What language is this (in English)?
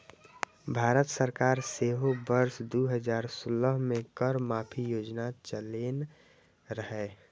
Maithili